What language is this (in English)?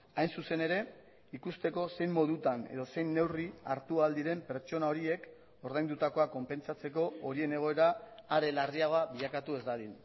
Basque